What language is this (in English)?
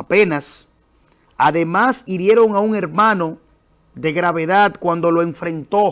Spanish